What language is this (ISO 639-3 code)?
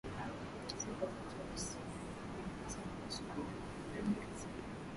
swa